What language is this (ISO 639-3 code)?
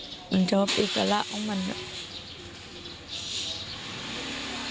tha